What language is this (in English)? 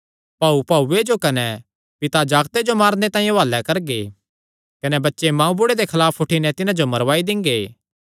Kangri